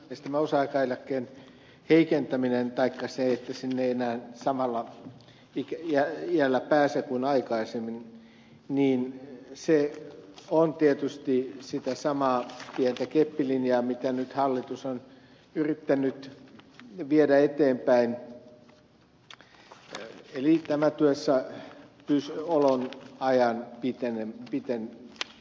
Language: Finnish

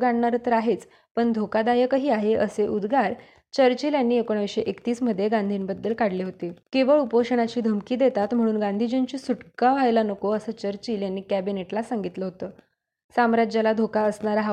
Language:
Marathi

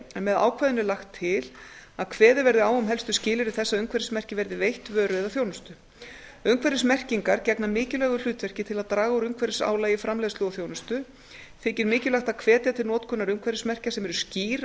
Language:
Icelandic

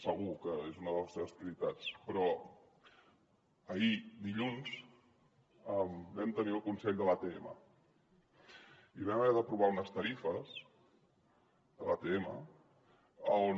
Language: Catalan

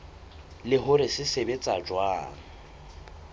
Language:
Southern Sotho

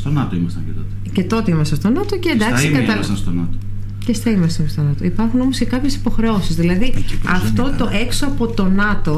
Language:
Greek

